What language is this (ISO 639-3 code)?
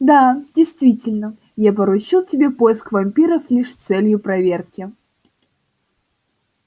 rus